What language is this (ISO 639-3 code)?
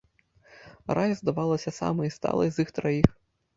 bel